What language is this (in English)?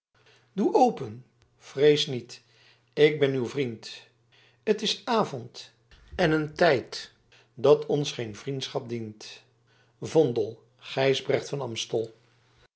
Dutch